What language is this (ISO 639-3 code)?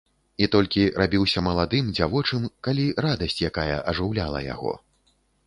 bel